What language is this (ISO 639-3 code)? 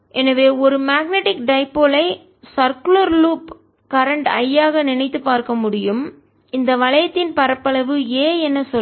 tam